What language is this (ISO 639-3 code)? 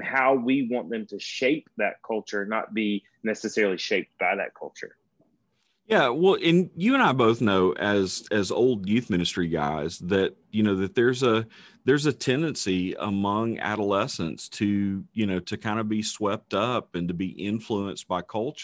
eng